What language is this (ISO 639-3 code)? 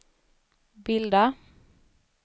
swe